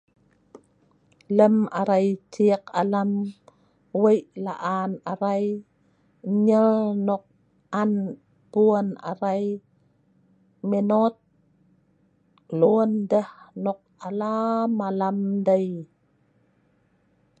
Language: Sa'ban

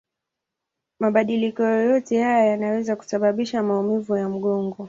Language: Swahili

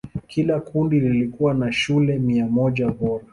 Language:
Swahili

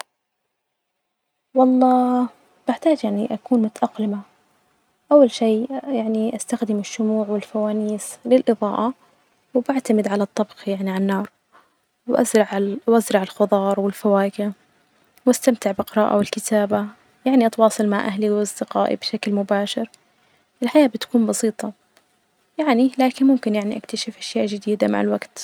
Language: Najdi Arabic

